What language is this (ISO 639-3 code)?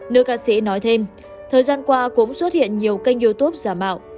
vie